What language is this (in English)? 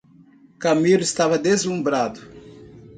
Portuguese